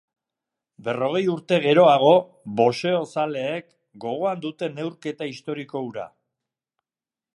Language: Basque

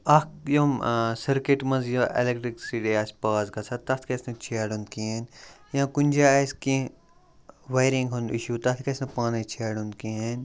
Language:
Kashmiri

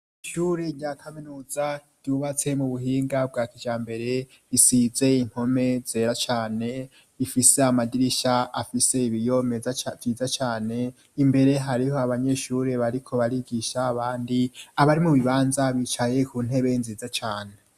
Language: Rundi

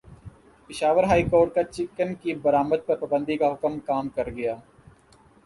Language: Urdu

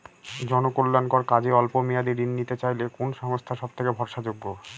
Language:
Bangla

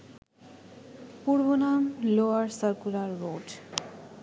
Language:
Bangla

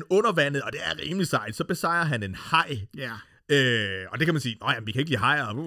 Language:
Danish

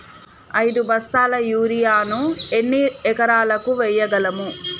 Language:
Telugu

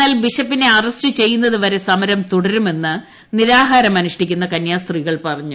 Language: Malayalam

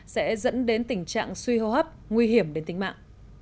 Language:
Vietnamese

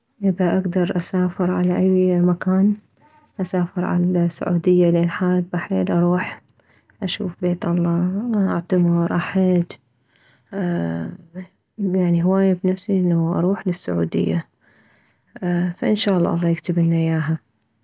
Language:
Mesopotamian Arabic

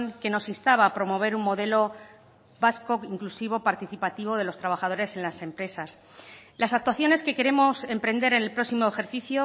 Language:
Spanish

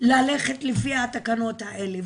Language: Hebrew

